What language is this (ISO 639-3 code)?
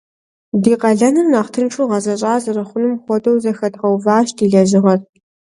kbd